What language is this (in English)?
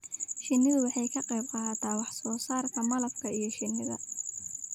Somali